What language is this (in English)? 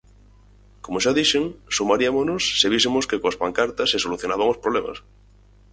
Galician